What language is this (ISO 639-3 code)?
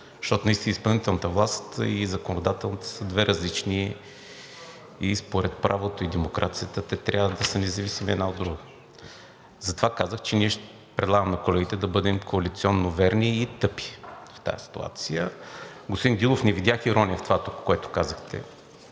bul